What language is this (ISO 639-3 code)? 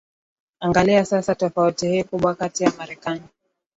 swa